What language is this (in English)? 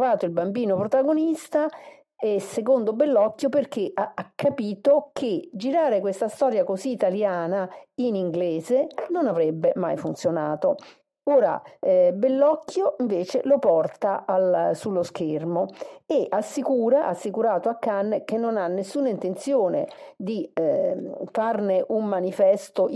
Italian